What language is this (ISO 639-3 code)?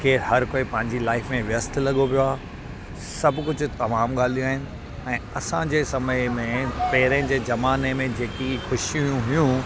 snd